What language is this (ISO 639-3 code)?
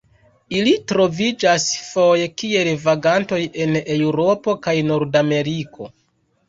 epo